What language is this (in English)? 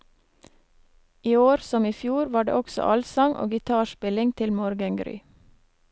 Norwegian